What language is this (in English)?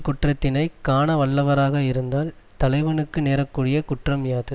Tamil